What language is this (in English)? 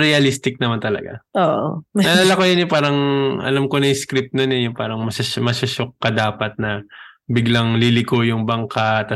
Filipino